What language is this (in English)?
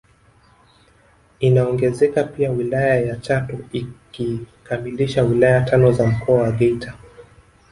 Swahili